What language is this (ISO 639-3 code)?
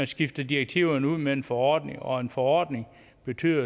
dan